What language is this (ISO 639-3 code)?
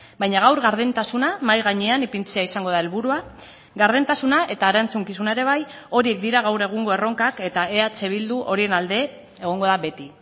eus